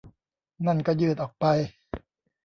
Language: Thai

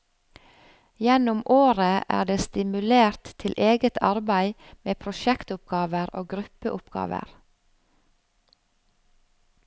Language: Norwegian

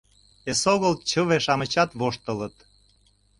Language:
Mari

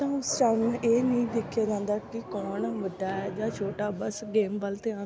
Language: Punjabi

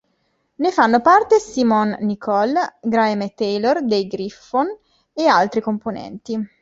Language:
Italian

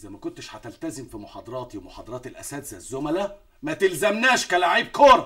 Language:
Arabic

